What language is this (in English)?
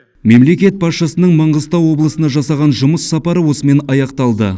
Kazakh